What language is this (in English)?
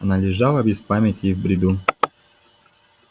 Russian